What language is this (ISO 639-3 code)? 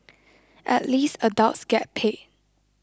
eng